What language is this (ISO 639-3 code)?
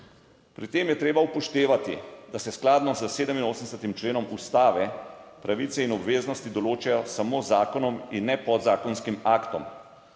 slv